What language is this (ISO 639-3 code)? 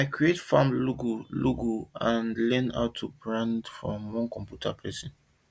pcm